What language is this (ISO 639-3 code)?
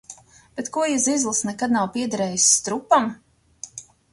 lav